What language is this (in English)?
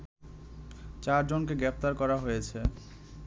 Bangla